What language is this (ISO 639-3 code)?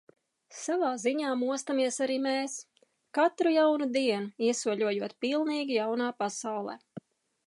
lav